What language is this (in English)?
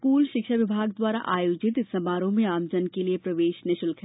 Hindi